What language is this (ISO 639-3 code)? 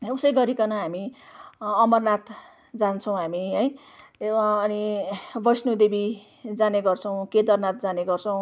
nep